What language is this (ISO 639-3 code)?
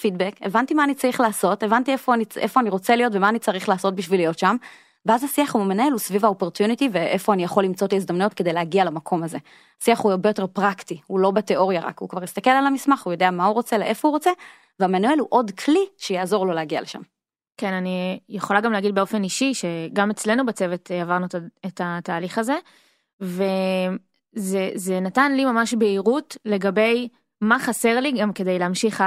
heb